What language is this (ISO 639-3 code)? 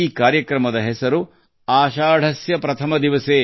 kan